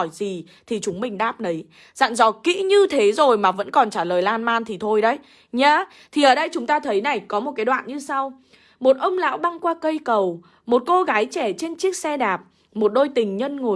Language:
Vietnamese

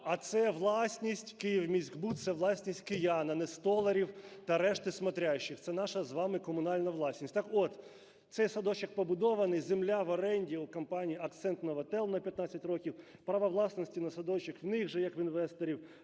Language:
Ukrainian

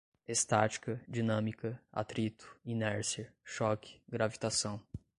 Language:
Portuguese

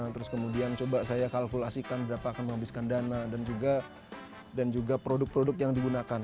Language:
Indonesian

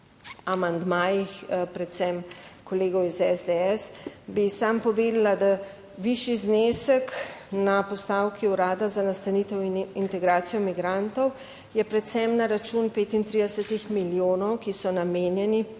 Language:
Slovenian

